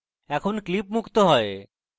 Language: Bangla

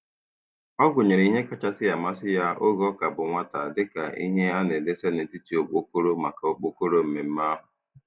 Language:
Igbo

